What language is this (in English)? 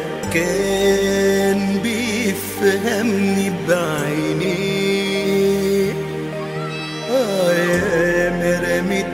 Dutch